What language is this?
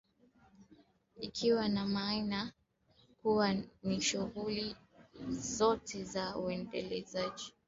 Swahili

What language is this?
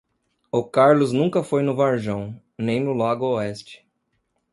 Portuguese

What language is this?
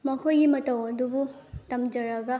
Manipuri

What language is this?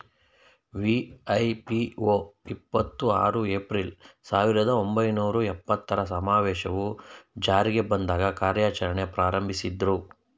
Kannada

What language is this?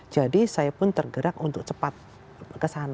Indonesian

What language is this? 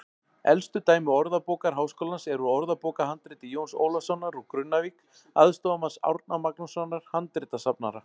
Icelandic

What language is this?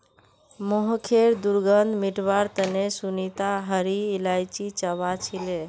Magahi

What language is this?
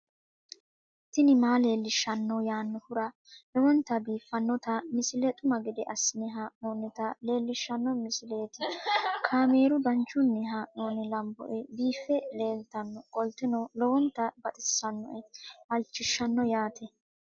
Sidamo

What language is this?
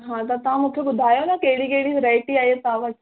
Sindhi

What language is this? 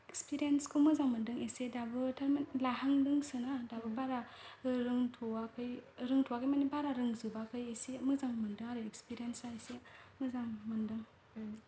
Bodo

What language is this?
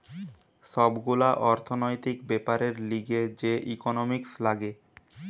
Bangla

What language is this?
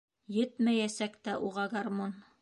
Bashkir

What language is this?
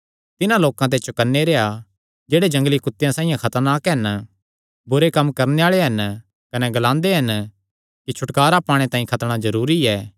Kangri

